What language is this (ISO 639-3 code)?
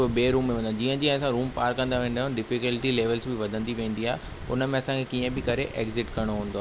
snd